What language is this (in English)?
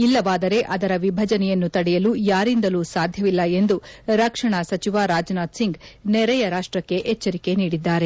Kannada